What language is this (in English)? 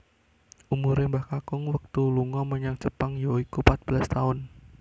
Javanese